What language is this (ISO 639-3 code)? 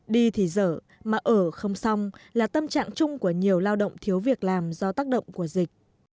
vie